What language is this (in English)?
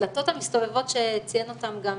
Hebrew